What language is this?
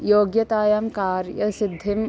Sanskrit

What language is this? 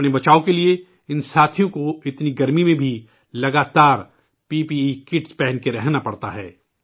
Urdu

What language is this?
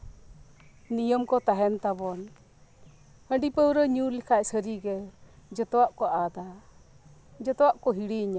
Santali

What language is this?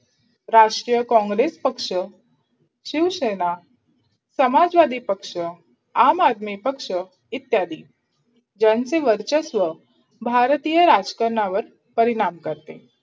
Marathi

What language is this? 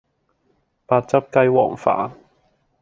Cantonese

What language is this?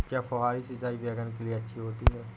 Hindi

